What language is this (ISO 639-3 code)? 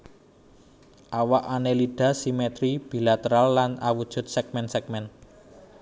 jav